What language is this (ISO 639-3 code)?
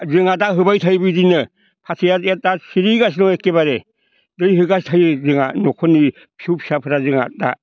brx